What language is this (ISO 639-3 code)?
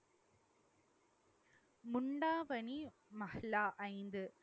tam